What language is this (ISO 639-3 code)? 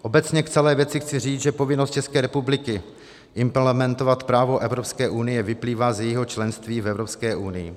ces